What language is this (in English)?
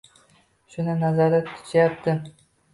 Uzbek